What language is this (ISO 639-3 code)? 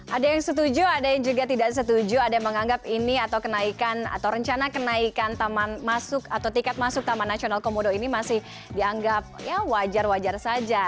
ind